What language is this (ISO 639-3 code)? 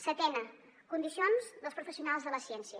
cat